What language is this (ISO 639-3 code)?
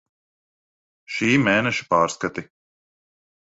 lav